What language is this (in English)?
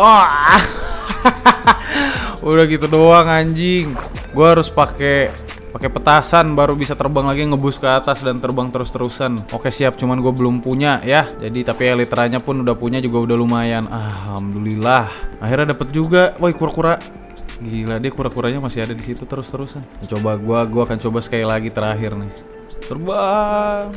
Indonesian